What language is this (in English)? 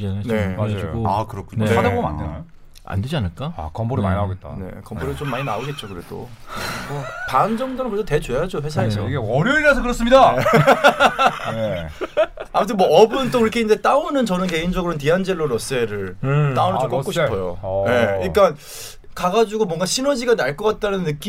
Korean